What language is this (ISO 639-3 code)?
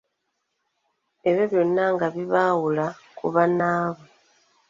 lug